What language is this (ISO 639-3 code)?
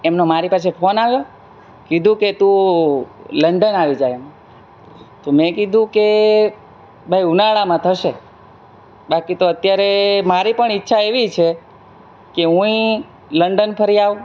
guj